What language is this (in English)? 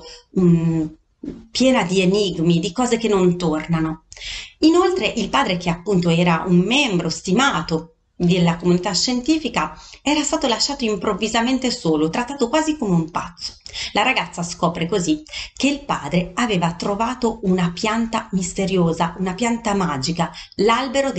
Italian